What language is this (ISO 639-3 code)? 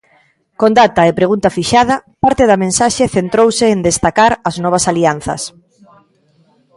glg